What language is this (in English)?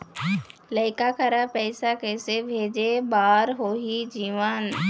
Chhattisgarhi